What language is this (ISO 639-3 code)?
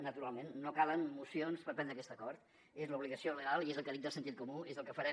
cat